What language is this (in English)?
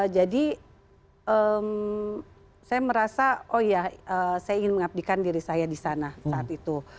Indonesian